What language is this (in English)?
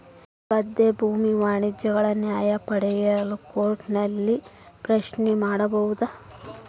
Kannada